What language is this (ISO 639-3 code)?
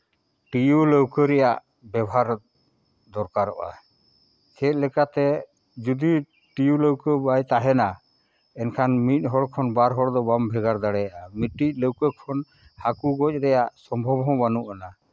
sat